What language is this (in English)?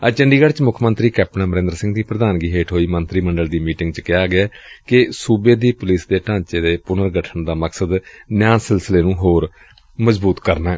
Punjabi